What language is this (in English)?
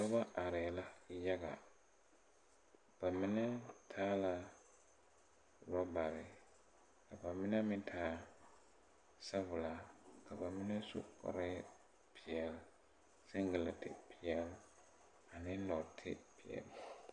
Southern Dagaare